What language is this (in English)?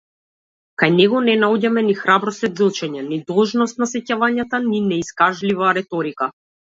Macedonian